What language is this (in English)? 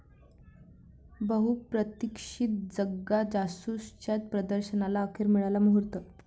Marathi